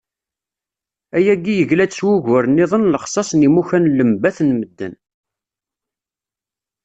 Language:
Kabyle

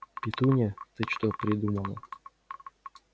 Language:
Russian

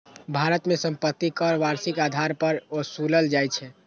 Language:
Maithili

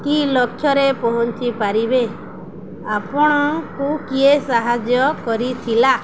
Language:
Odia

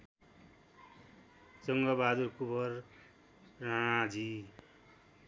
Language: Nepali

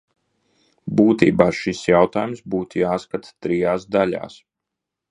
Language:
Latvian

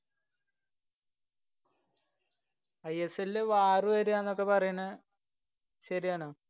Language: Malayalam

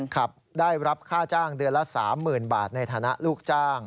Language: Thai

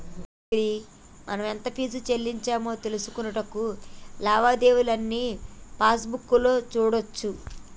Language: Telugu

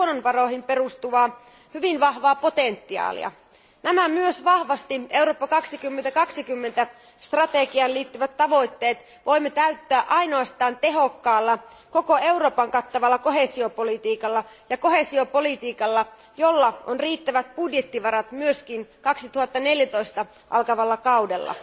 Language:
Finnish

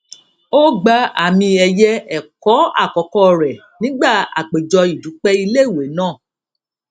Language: Yoruba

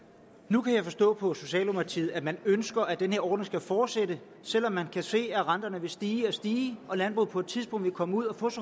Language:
Danish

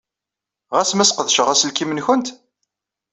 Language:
Kabyle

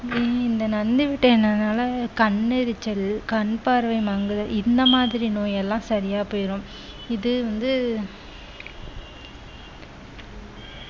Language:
Tamil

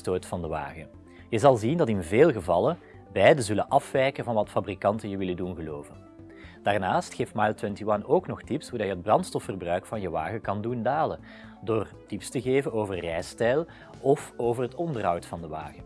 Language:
Dutch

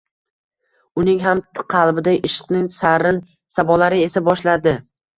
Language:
Uzbek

